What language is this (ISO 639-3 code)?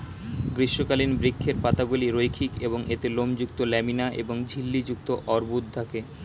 ben